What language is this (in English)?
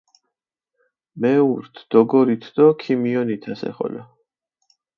Mingrelian